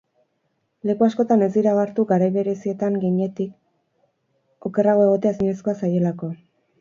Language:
Basque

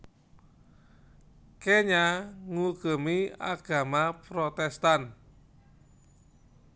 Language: Javanese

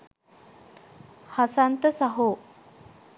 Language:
Sinhala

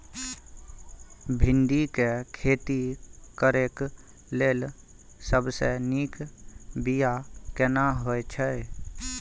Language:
Maithili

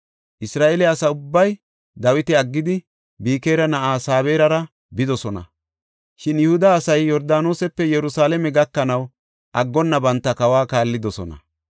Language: Gofa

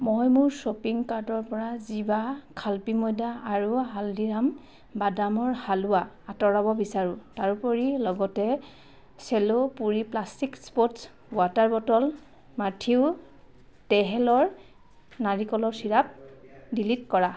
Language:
Assamese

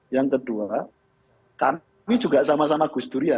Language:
Indonesian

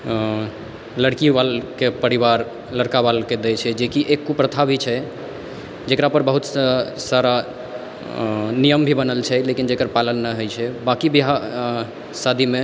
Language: Maithili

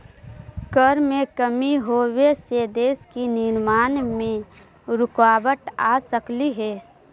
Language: Magahi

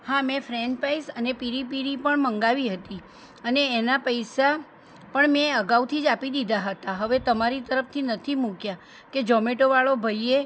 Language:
Gujarati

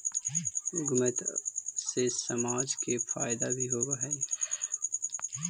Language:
Magahi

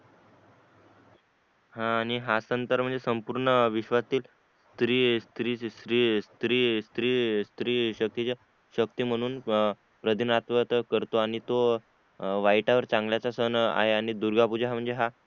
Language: Marathi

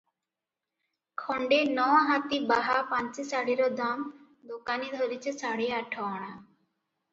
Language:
Odia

